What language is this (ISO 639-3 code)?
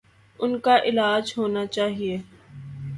urd